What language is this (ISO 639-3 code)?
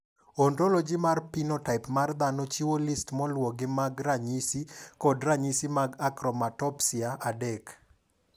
luo